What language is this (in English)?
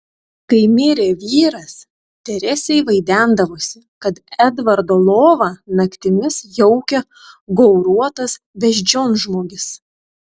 Lithuanian